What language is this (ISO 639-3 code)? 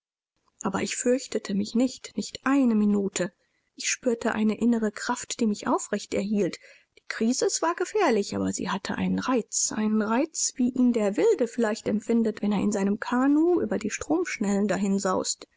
deu